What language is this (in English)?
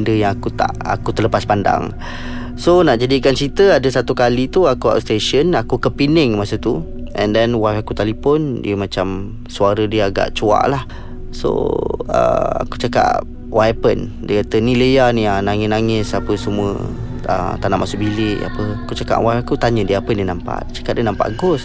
Malay